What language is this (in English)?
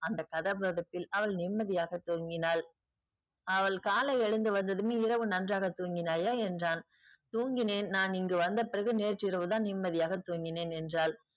Tamil